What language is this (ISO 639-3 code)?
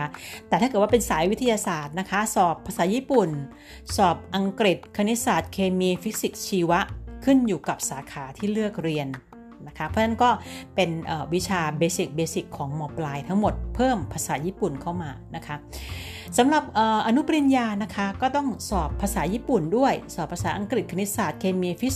tha